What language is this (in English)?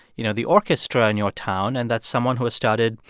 English